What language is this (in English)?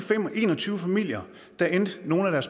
Danish